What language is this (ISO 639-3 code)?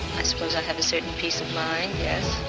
eng